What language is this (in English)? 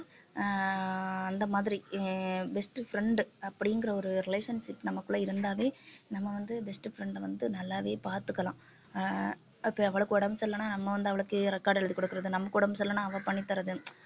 Tamil